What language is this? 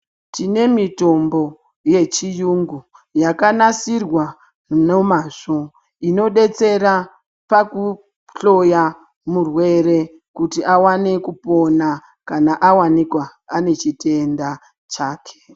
Ndau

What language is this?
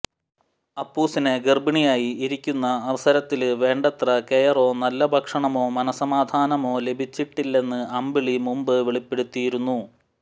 Malayalam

